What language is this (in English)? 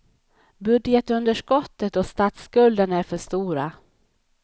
Swedish